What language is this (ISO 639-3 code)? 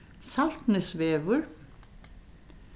fao